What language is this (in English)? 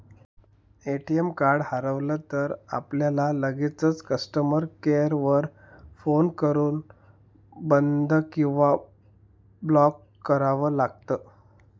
Marathi